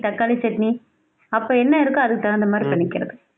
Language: Tamil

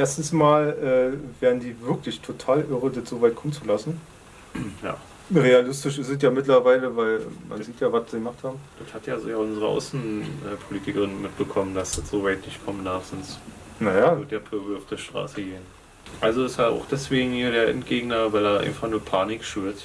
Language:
German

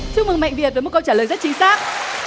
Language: Vietnamese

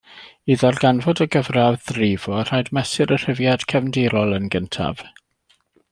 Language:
Welsh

